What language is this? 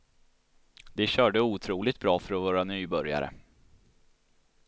Swedish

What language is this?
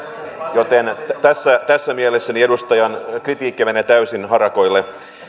Finnish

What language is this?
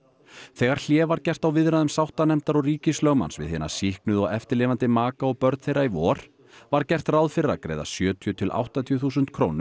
Icelandic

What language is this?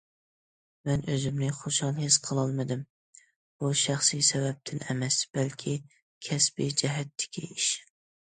Uyghur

